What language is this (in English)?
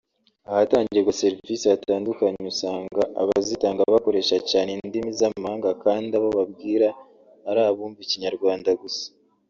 Kinyarwanda